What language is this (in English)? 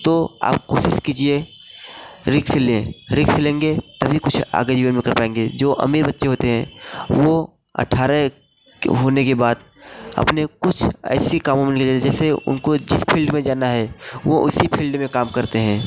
Hindi